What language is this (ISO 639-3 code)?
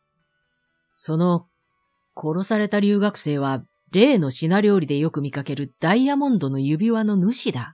jpn